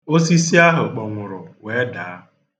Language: Igbo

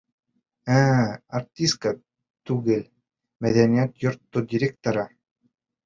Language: Bashkir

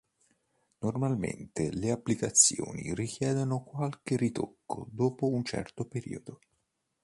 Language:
Italian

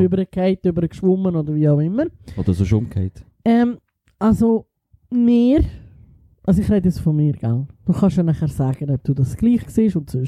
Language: German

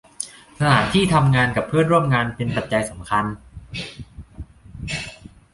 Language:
Thai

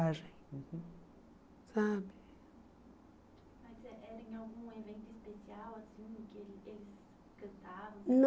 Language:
Portuguese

